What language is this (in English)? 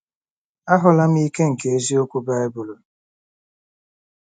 Igbo